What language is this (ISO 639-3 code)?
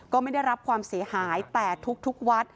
tha